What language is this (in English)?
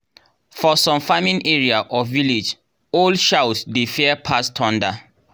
Nigerian Pidgin